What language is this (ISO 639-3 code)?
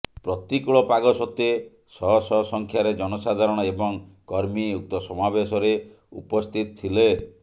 ori